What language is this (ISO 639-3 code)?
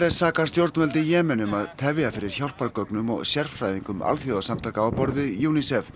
isl